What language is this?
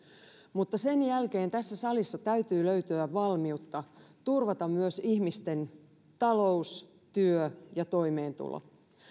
Finnish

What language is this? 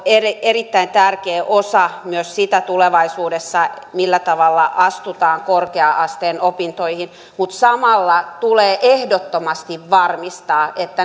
Finnish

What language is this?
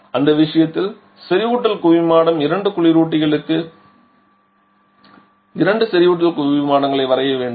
Tamil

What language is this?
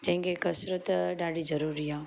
Sindhi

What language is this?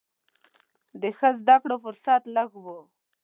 Pashto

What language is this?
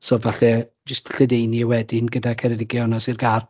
Welsh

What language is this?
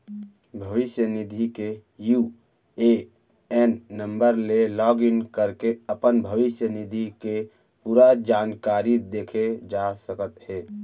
Chhattisgarhi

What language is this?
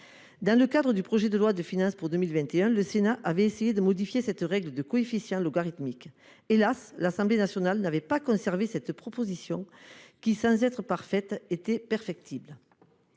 French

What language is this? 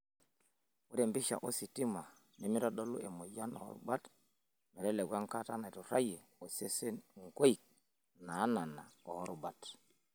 Masai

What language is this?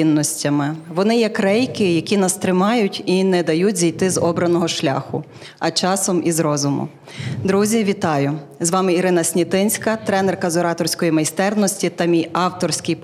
Ukrainian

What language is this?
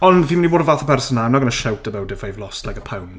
Welsh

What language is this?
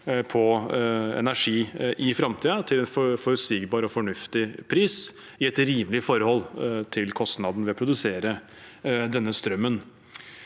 Norwegian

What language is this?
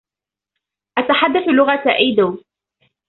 Arabic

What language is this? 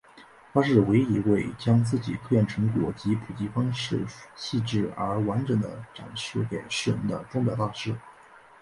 Chinese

